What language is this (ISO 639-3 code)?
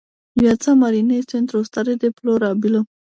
ron